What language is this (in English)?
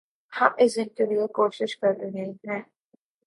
Urdu